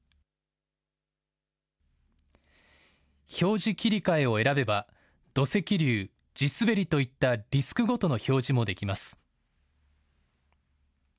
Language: Japanese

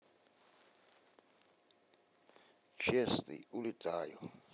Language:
Russian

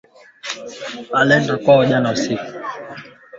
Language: Swahili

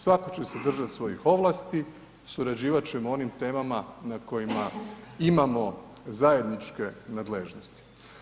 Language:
Croatian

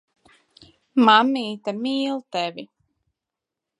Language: Latvian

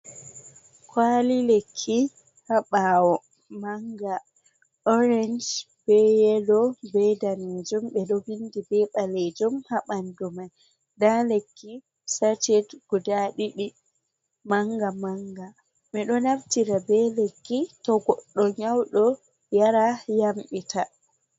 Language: Fula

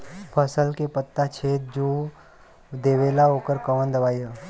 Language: Bhojpuri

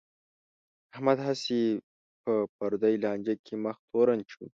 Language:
Pashto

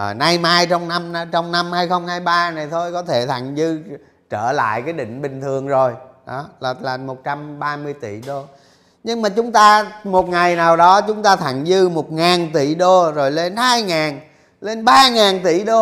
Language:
Vietnamese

